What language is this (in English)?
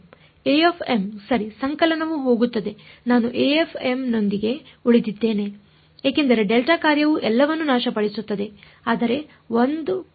Kannada